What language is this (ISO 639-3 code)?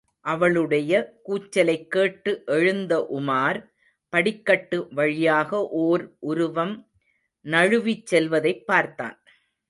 tam